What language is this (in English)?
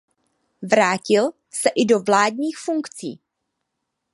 Czech